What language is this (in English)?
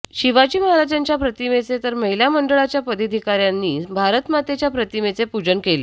Marathi